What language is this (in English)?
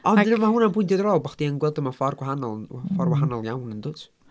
Welsh